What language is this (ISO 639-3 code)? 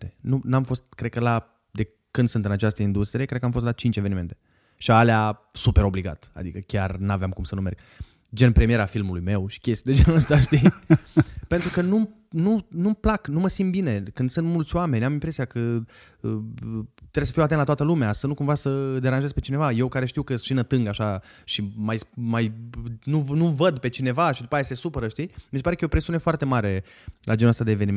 ron